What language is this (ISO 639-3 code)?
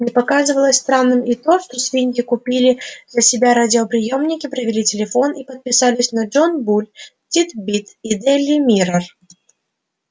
rus